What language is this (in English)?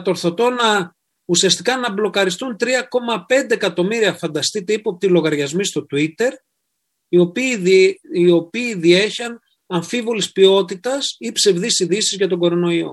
Greek